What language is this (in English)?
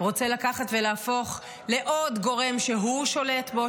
Hebrew